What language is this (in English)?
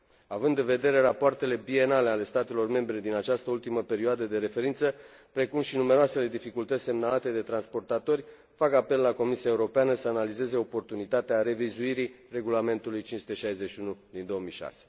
Romanian